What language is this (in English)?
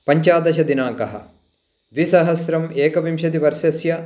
Sanskrit